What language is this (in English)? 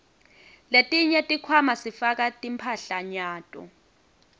Swati